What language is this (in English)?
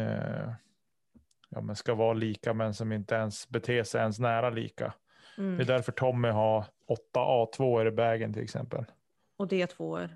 Swedish